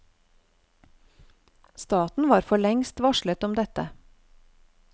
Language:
Norwegian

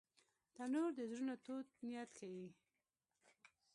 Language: Pashto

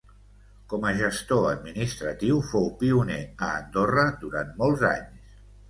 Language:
Catalan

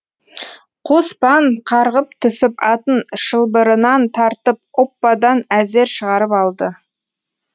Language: Kazakh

